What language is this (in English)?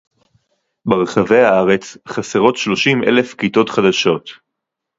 Hebrew